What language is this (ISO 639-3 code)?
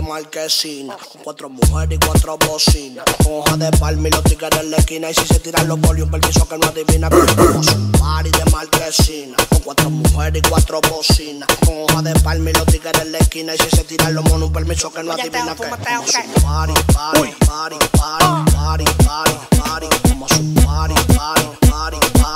spa